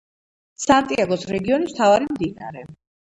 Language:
Georgian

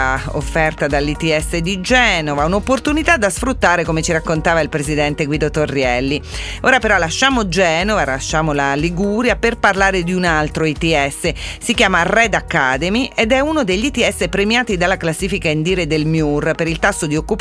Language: Italian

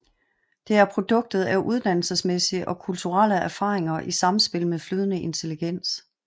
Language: Danish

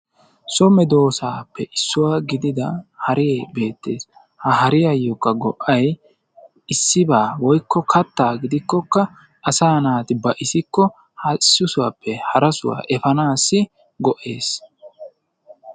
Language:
Wolaytta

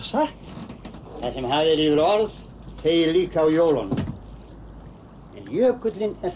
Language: Icelandic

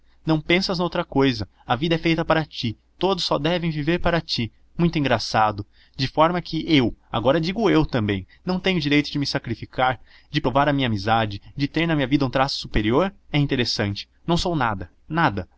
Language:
Portuguese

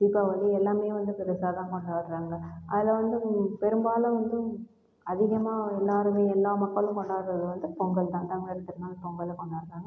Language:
Tamil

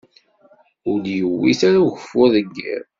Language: Kabyle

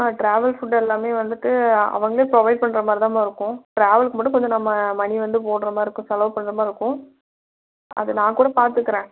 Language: Tamil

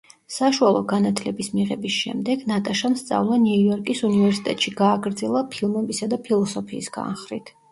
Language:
Georgian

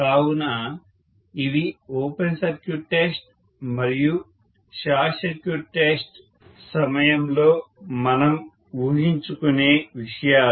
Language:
Telugu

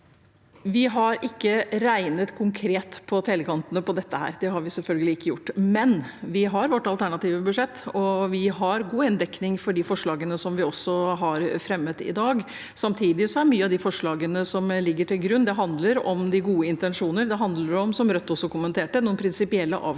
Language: Norwegian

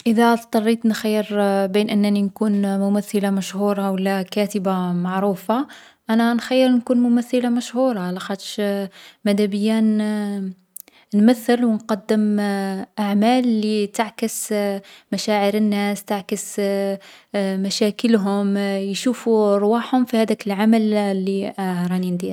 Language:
Algerian Arabic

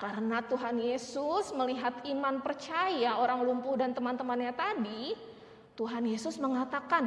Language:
Indonesian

